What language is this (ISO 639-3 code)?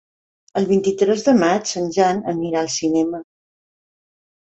cat